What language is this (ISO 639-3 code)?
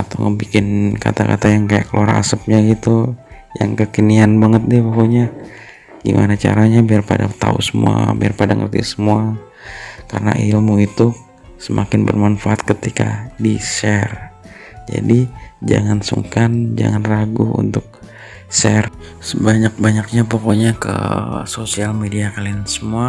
ind